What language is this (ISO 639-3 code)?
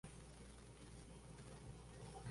spa